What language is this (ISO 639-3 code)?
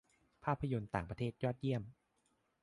tha